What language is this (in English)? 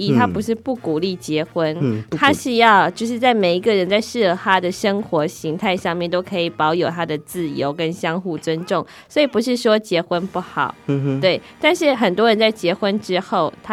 Chinese